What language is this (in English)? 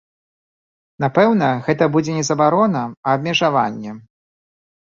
Belarusian